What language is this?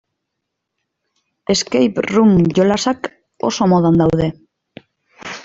Basque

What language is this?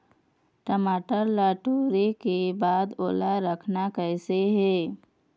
Chhattisgarhi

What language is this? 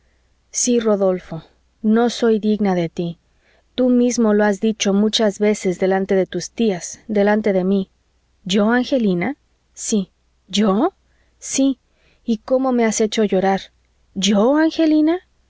Spanish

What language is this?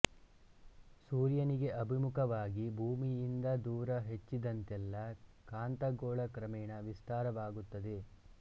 Kannada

